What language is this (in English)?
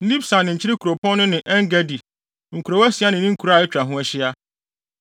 Akan